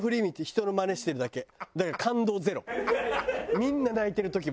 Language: Japanese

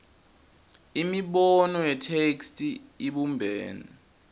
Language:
Swati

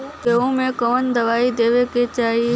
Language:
Bhojpuri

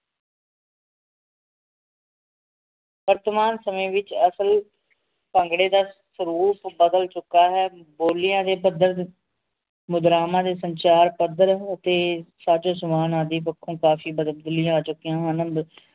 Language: Punjabi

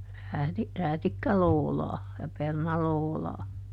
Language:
Finnish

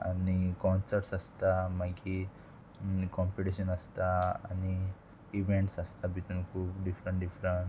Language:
Konkani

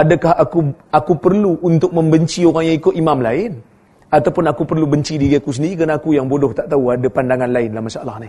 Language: Malay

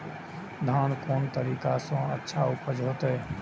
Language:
Maithili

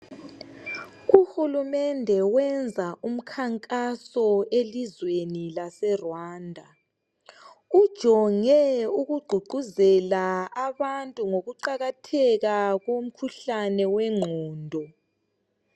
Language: North Ndebele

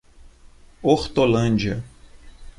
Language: Portuguese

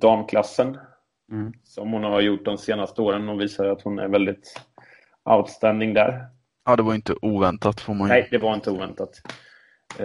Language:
Swedish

